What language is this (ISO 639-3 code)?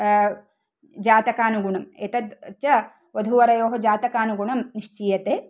san